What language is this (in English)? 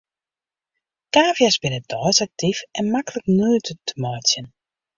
Western Frisian